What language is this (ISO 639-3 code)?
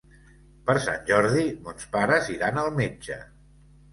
cat